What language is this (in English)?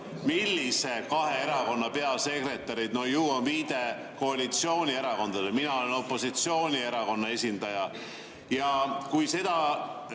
Estonian